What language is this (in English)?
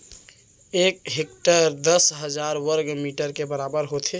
Chhattisgarhi